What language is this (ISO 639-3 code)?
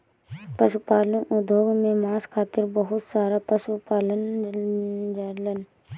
bho